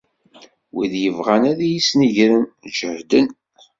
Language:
Kabyle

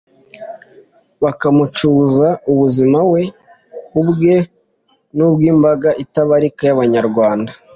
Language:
Kinyarwanda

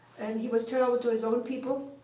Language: English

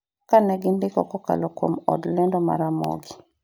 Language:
Luo (Kenya and Tanzania)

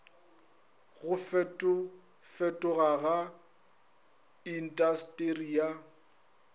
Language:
Northern Sotho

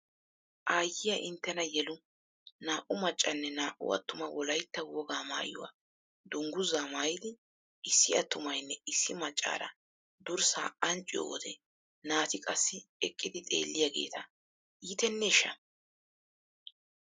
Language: Wolaytta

